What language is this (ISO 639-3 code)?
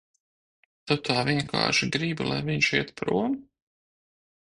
lav